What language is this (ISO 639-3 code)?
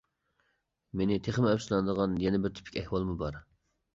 uig